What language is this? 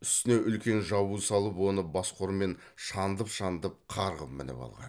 Kazakh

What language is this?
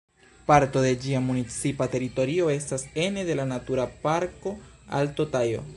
Esperanto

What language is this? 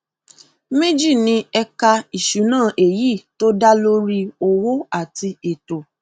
Yoruba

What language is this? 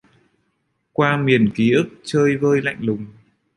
Vietnamese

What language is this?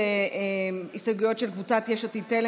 Hebrew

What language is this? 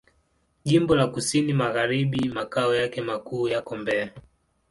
Swahili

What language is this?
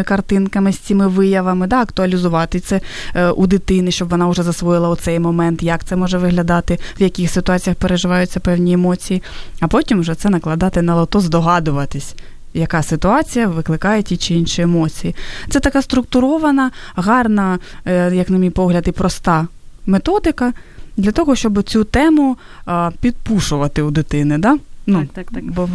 Ukrainian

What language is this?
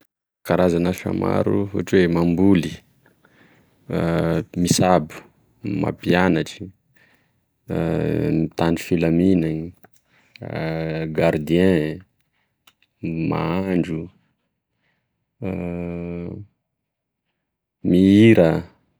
Tesaka Malagasy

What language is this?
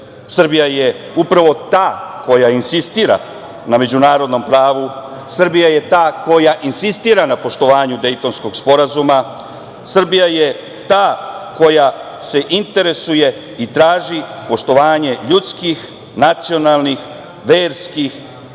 Serbian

